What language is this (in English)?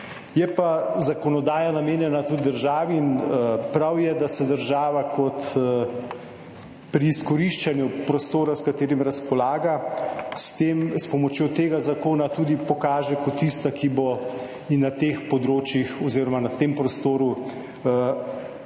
Slovenian